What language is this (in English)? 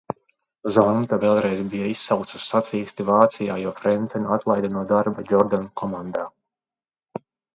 Latvian